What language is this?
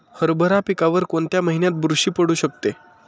Marathi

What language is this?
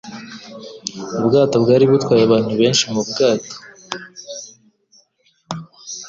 Kinyarwanda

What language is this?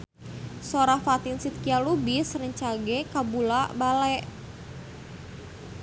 Sundanese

